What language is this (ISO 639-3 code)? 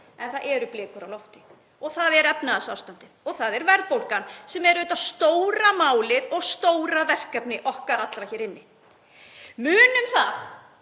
isl